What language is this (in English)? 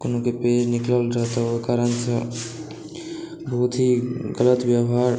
Maithili